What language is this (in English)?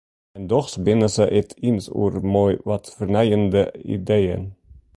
Western Frisian